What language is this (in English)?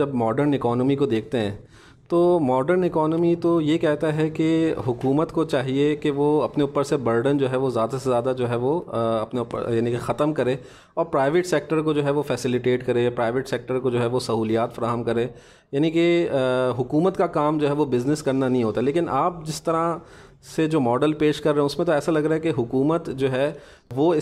Urdu